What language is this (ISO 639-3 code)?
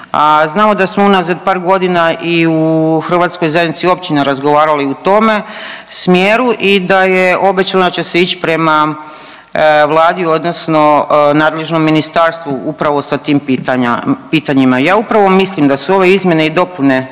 hrv